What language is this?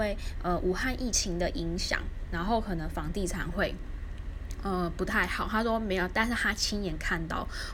Chinese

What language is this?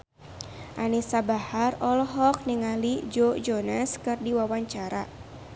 Sundanese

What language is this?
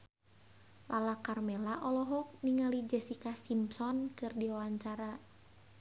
Sundanese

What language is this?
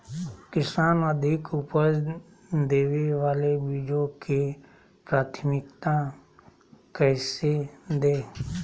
Magahi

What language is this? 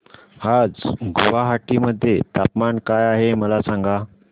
Marathi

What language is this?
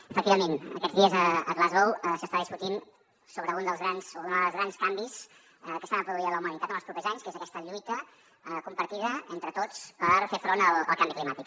Catalan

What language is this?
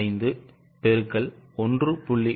Tamil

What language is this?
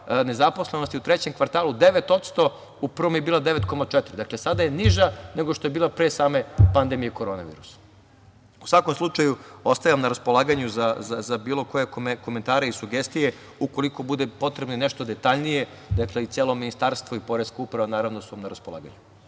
Serbian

